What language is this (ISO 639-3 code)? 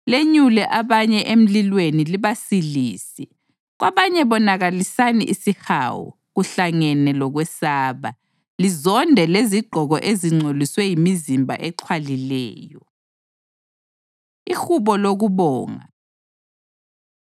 nde